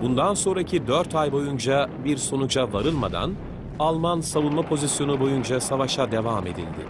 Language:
Turkish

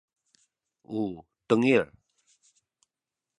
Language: Sakizaya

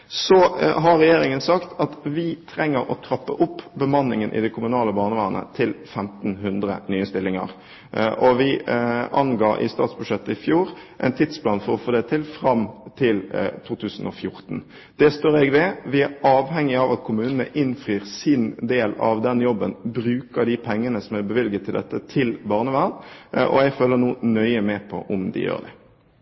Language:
Norwegian Bokmål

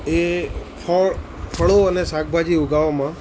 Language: Gujarati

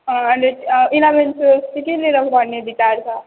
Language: Nepali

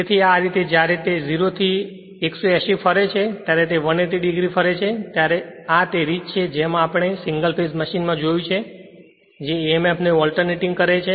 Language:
Gujarati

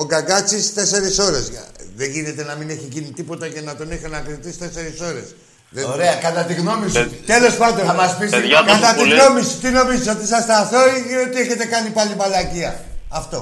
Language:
Greek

